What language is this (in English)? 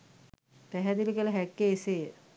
Sinhala